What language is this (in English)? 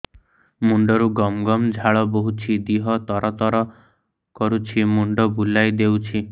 Odia